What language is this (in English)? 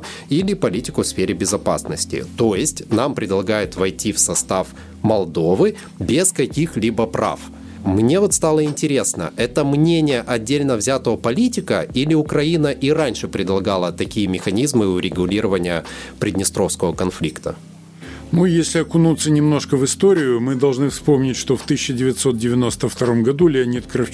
Russian